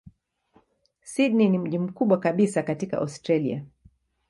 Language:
Swahili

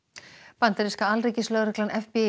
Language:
Icelandic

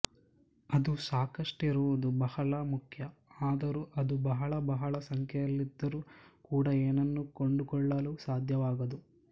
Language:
Kannada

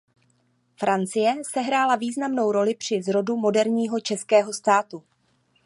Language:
Czech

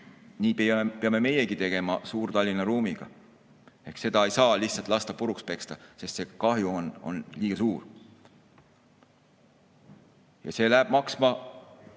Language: Estonian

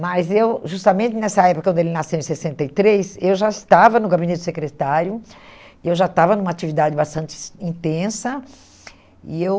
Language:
Portuguese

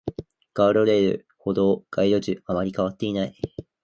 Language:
Japanese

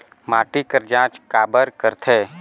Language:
Chhattisgarhi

